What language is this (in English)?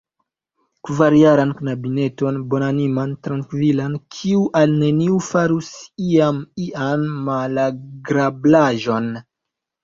Esperanto